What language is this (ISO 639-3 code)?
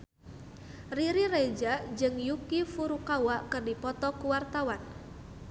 sun